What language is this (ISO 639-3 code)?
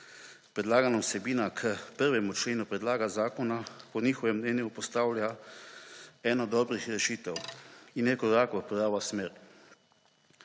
slv